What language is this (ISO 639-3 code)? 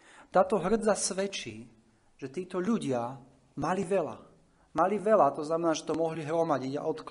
slk